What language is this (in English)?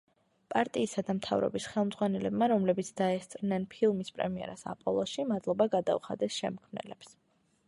Georgian